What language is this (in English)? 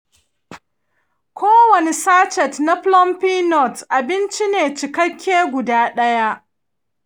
Hausa